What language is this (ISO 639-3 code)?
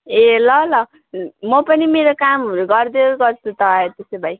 nep